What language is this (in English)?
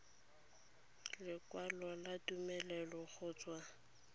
Tswana